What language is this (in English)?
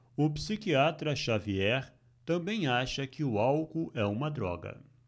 Portuguese